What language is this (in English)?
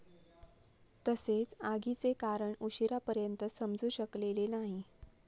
Marathi